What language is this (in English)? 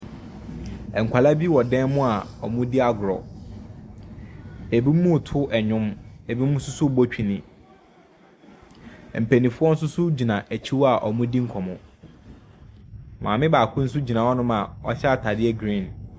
Akan